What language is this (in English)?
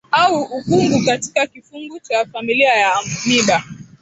Swahili